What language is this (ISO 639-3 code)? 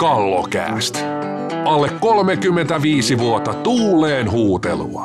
fin